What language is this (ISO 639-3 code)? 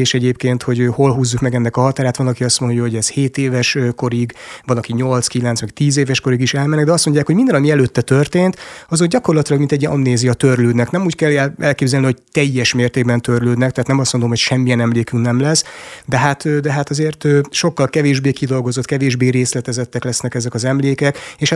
hun